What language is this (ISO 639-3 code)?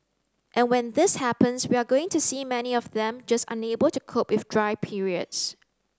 eng